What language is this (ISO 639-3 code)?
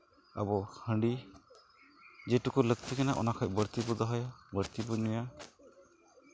sat